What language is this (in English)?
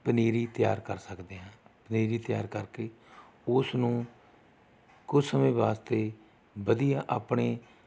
Punjabi